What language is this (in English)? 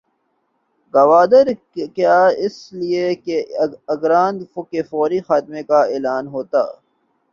Urdu